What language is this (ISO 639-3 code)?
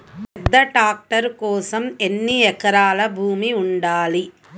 tel